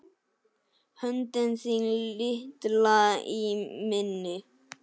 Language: Icelandic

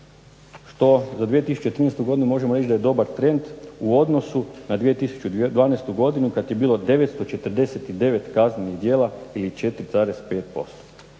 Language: Croatian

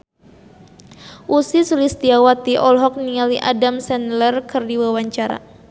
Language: Sundanese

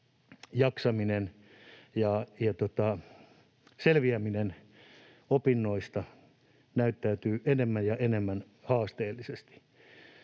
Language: Finnish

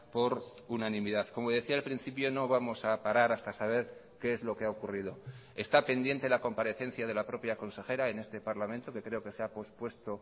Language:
Spanish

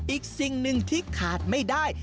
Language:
Thai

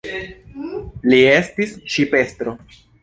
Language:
Esperanto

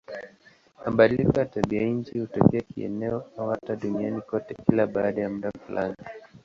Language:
Swahili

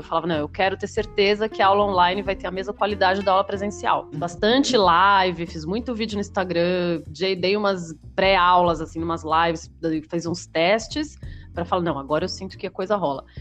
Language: Portuguese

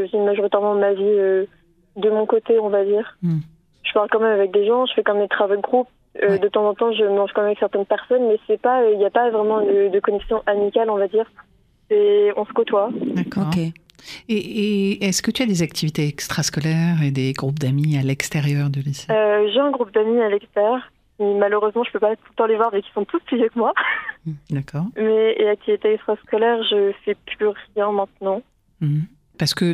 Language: French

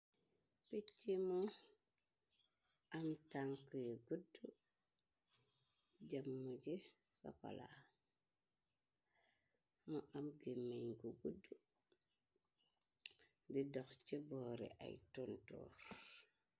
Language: Wolof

